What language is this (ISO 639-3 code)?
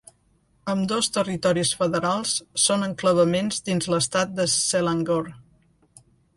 cat